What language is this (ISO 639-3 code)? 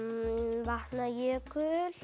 isl